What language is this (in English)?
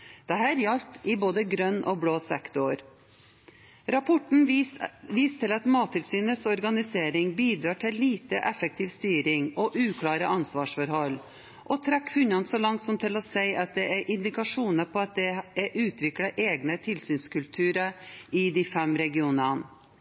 Norwegian Bokmål